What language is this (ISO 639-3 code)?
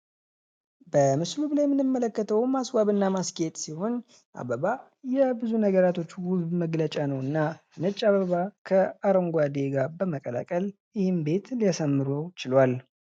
amh